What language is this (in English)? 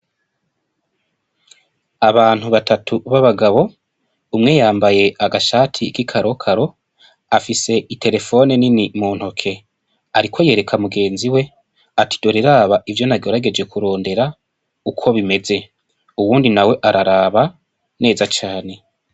Rundi